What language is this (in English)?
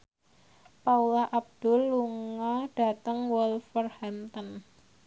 Javanese